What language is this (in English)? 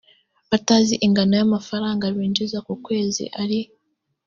Kinyarwanda